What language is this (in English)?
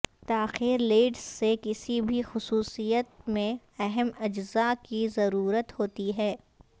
Urdu